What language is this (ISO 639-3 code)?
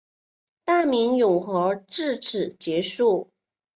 zho